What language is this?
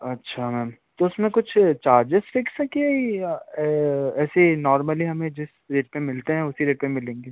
Hindi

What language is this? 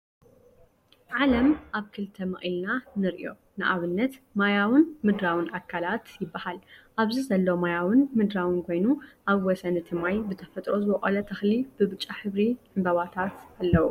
Tigrinya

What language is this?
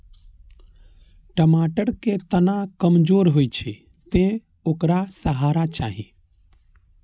Maithili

